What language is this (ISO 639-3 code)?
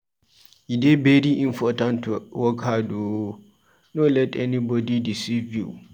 pcm